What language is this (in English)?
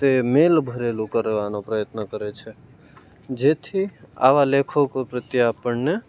Gujarati